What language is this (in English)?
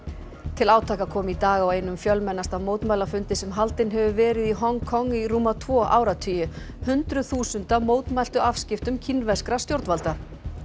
Icelandic